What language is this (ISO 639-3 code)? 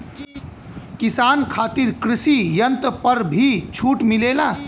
bho